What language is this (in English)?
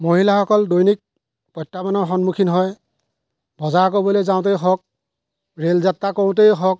Assamese